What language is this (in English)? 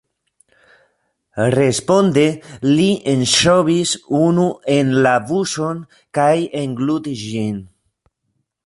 Esperanto